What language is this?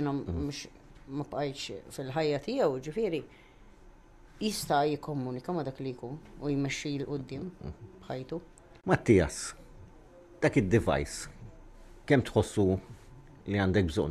Arabic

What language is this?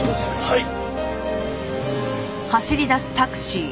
Japanese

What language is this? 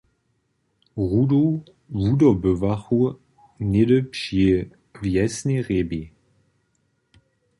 Upper Sorbian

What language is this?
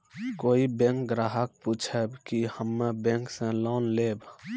Maithili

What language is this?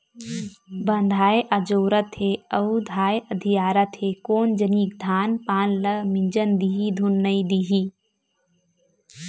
Chhattisgarhi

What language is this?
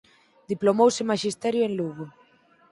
Galician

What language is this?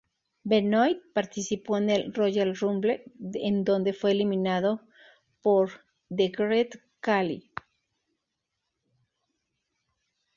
Spanish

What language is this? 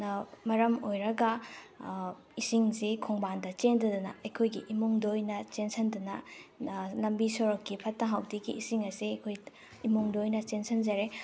Manipuri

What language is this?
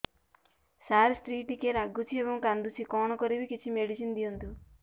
Odia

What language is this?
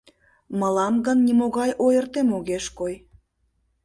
Mari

